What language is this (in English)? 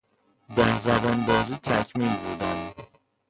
Persian